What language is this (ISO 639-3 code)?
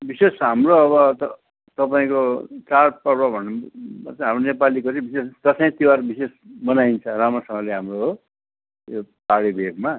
nep